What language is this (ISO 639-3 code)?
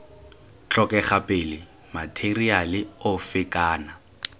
tsn